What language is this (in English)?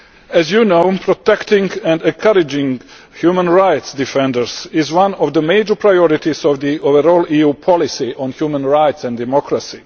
English